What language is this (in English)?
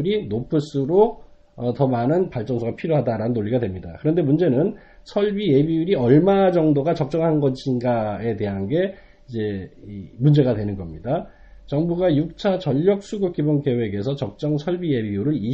Korean